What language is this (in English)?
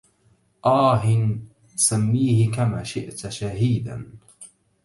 Arabic